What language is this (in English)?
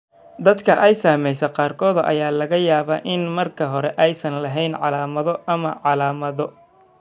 Somali